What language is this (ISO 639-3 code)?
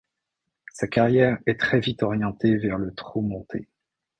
fra